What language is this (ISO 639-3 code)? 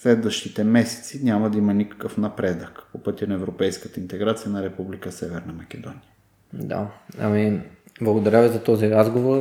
bul